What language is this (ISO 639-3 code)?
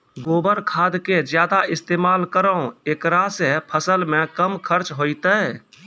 mai